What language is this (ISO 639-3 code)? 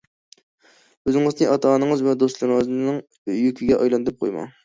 uig